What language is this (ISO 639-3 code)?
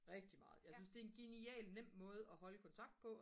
dan